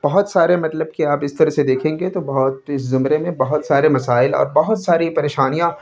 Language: Urdu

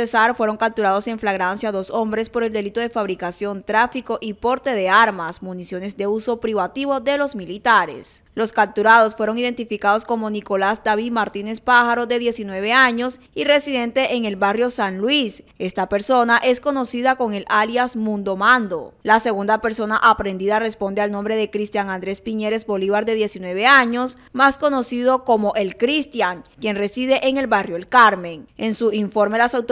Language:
Spanish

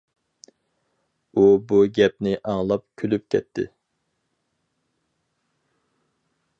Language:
Uyghur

